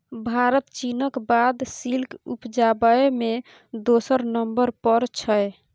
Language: Maithili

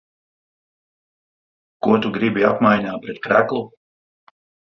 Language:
Latvian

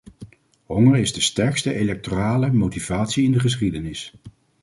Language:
Dutch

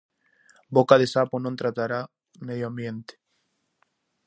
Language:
Galician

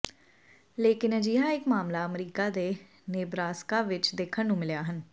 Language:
Punjabi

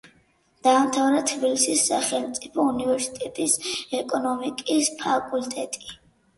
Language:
Georgian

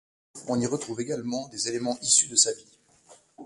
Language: French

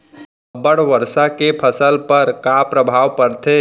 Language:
Chhattisgarhi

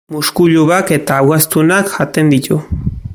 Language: Basque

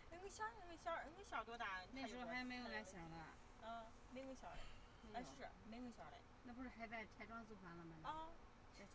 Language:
Chinese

